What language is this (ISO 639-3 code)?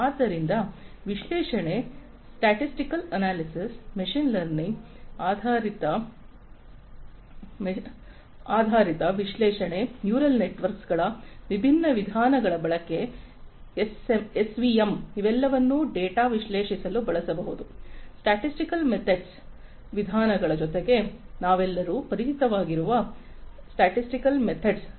kan